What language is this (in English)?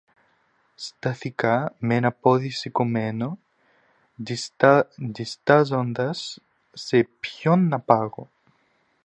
Greek